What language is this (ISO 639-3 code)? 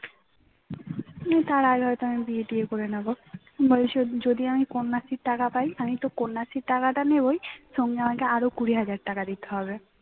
ben